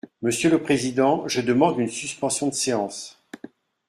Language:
French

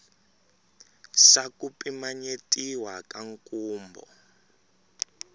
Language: Tsonga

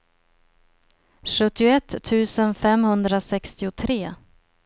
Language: Swedish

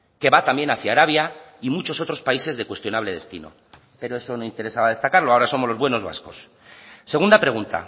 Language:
Spanish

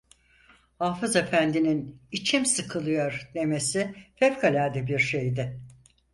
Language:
Turkish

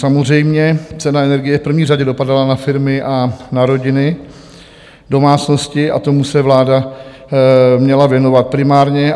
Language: Czech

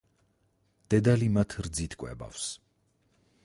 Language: Georgian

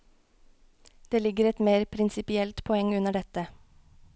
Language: Norwegian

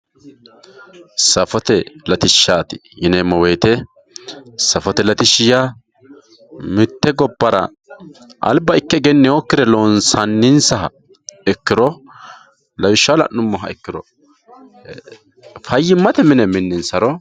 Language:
Sidamo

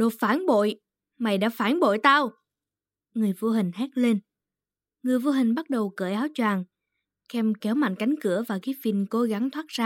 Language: Vietnamese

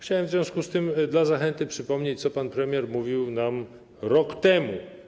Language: Polish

